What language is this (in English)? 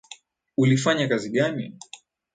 Swahili